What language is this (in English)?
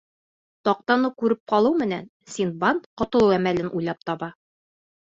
Bashkir